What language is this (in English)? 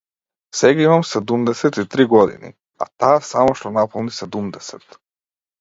Macedonian